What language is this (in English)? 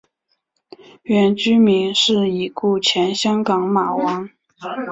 Chinese